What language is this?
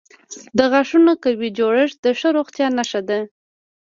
Pashto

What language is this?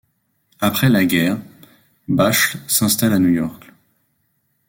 French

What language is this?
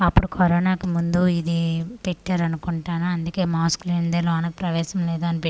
Telugu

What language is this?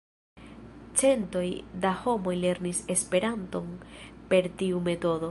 Esperanto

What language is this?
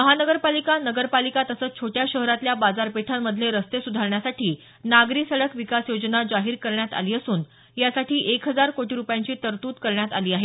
Marathi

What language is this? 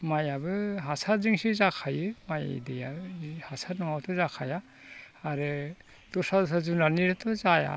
Bodo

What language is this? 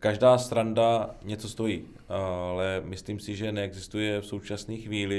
Czech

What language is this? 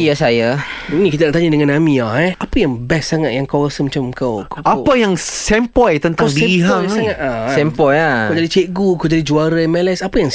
Malay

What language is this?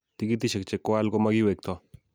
Kalenjin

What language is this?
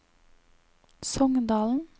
Norwegian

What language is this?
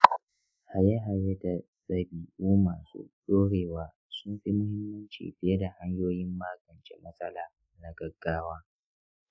Hausa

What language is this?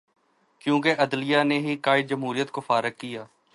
Urdu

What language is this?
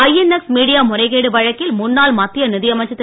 Tamil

